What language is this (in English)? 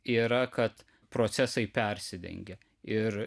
Lithuanian